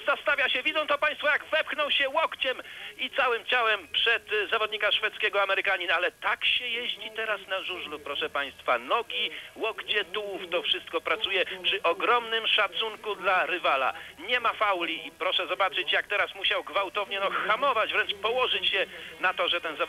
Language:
Polish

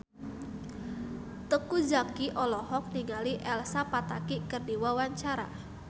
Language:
Sundanese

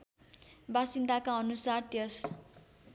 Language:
Nepali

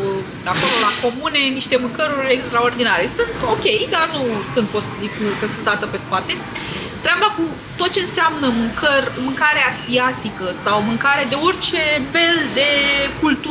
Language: Romanian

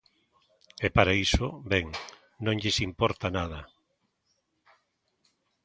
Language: Galician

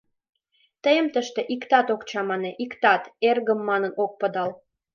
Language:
Mari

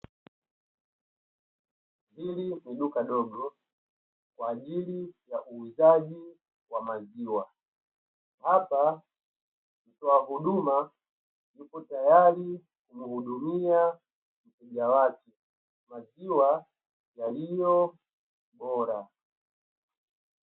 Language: Swahili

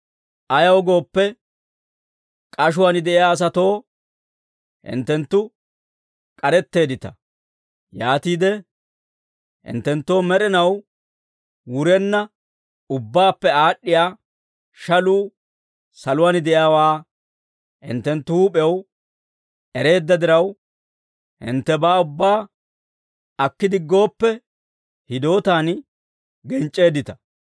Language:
Dawro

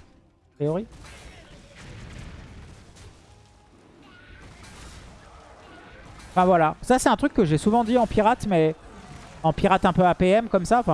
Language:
French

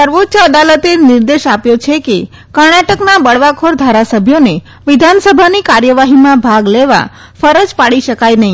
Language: Gujarati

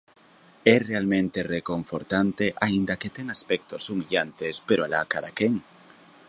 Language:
Galician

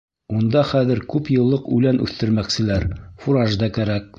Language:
Bashkir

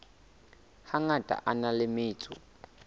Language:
Southern Sotho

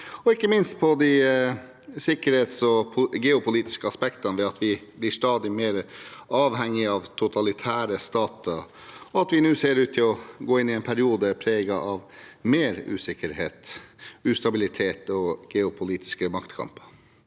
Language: Norwegian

